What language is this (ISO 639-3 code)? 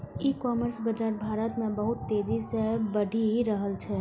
mai